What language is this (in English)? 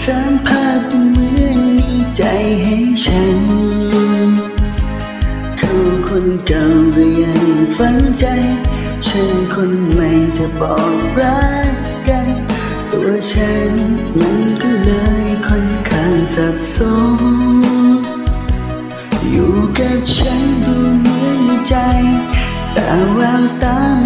Vietnamese